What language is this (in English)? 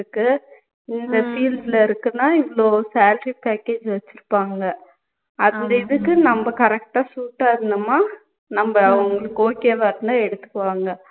Tamil